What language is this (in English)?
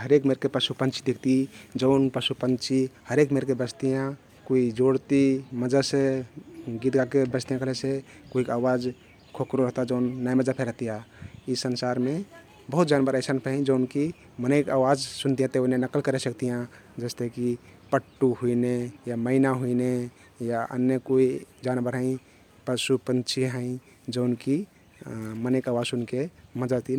Kathoriya Tharu